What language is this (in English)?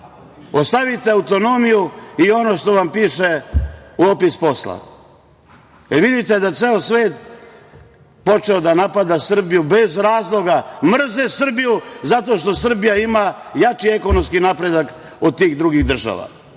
Serbian